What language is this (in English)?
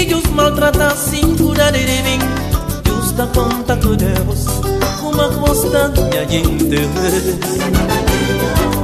Romanian